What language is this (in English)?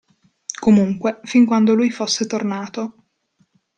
Italian